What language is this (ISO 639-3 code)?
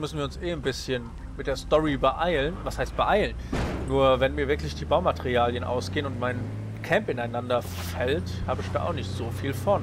deu